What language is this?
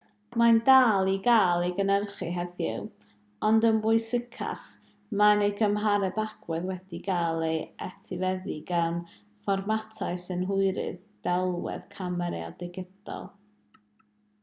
Welsh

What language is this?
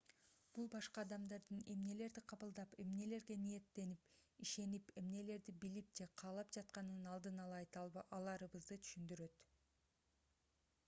Kyrgyz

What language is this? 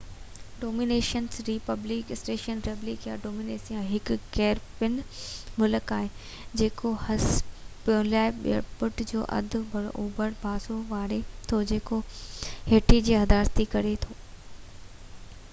Sindhi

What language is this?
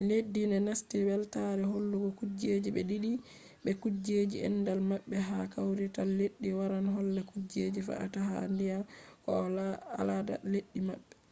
Fula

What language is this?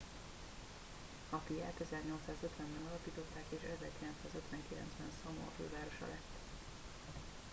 Hungarian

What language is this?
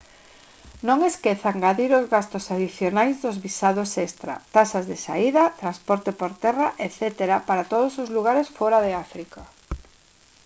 Galician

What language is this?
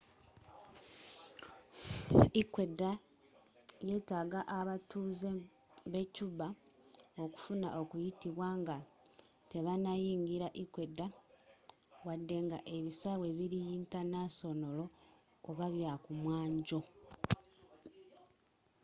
Ganda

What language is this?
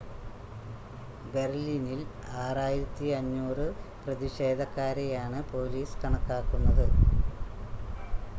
Malayalam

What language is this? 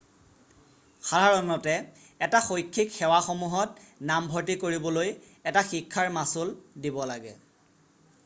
Assamese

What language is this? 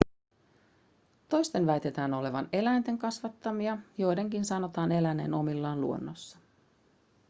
Finnish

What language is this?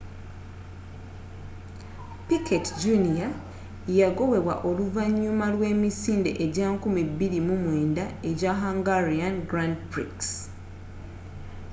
Ganda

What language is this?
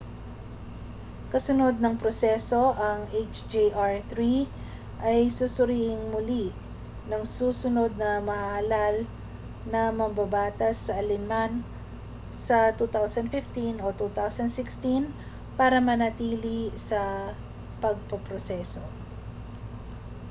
Filipino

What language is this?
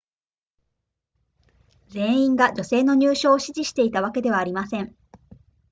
Japanese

